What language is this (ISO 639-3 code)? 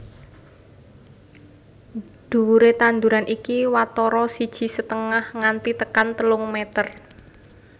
jav